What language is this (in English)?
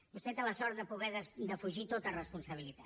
Catalan